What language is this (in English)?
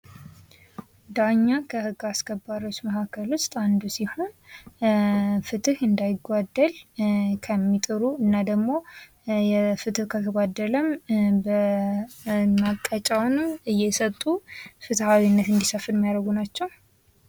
Amharic